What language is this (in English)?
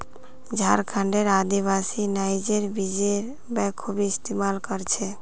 Magahi